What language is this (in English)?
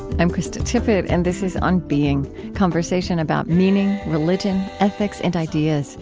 English